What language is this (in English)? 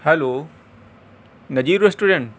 Urdu